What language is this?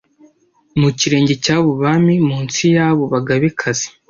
Kinyarwanda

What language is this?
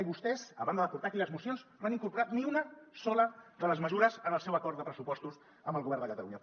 Catalan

